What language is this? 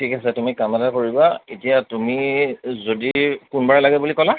Assamese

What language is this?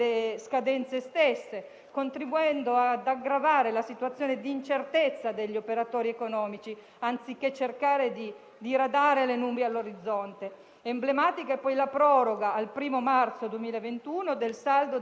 Italian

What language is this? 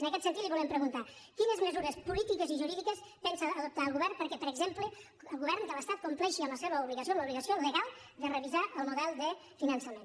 Catalan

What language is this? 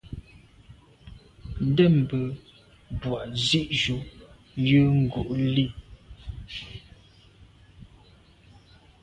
Medumba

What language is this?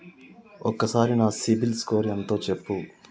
Telugu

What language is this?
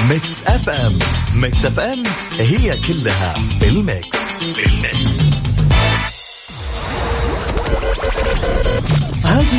Arabic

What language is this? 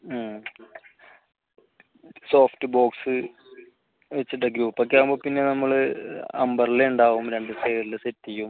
Malayalam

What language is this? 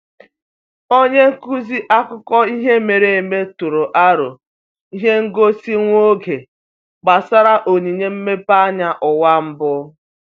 Igbo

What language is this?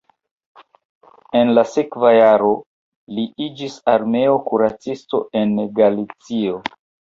Esperanto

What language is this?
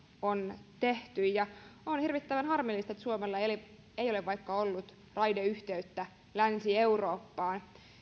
Finnish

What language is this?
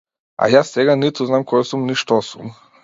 Macedonian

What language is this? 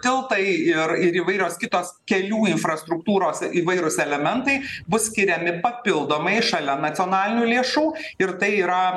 Lithuanian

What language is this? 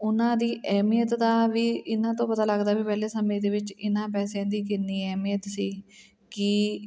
Punjabi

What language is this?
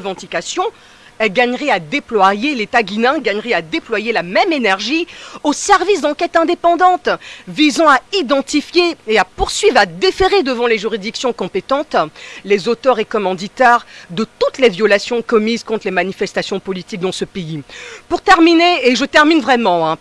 French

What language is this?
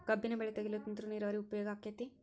Kannada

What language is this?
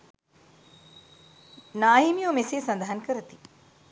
Sinhala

